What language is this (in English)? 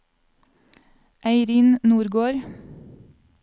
Norwegian